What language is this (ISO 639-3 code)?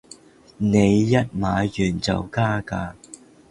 yue